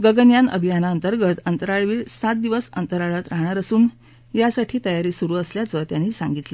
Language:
Marathi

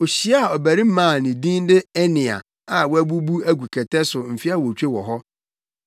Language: Akan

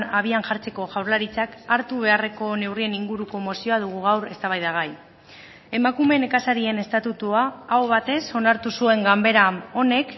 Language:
Basque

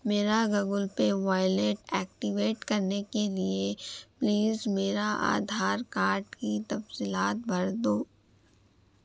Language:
Urdu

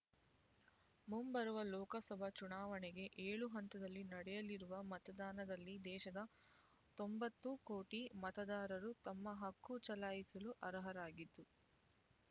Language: Kannada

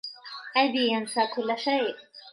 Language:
Arabic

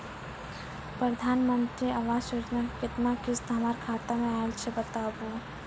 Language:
Maithili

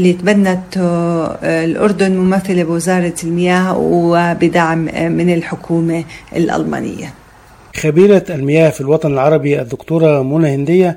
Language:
Arabic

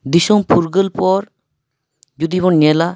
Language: Santali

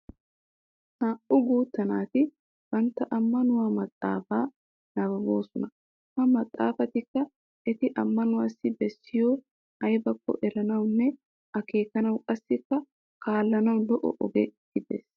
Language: Wolaytta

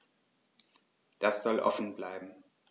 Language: German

